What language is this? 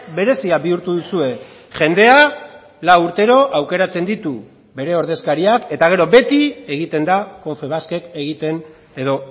Basque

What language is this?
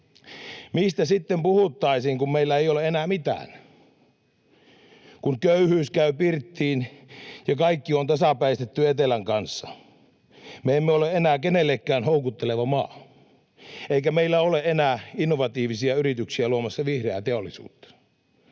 Finnish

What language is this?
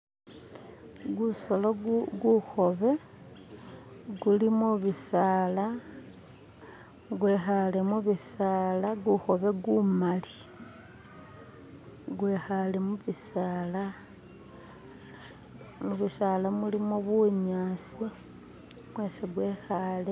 Masaaba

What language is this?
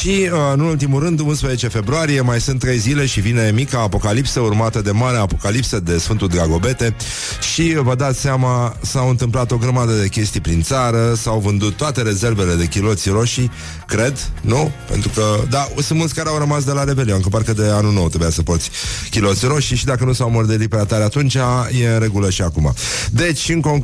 Romanian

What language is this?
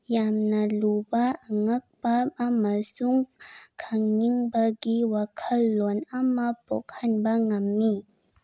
Manipuri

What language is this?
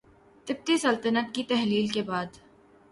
Urdu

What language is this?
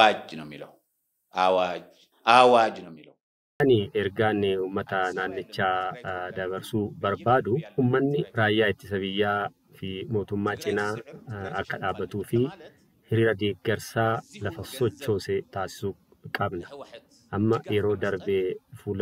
Arabic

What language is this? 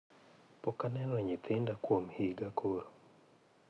Luo (Kenya and Tanzania)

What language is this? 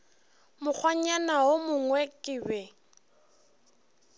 Northern Sotho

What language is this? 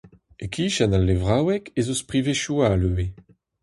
Breton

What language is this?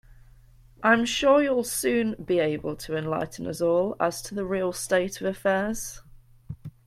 English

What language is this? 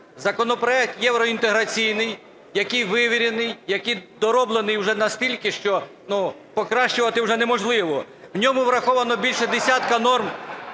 Ukrainian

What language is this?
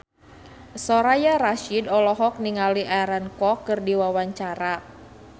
Sundanese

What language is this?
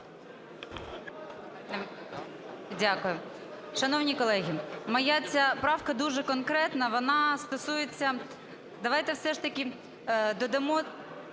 Ukrainian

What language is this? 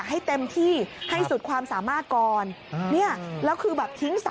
Thai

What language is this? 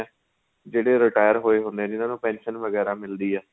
Punjabi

